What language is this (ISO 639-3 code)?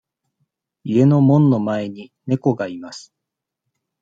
jpn